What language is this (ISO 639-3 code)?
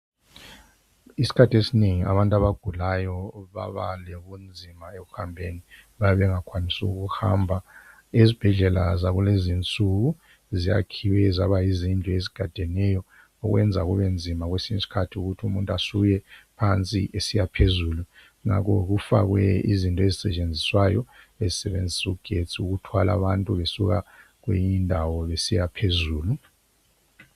nde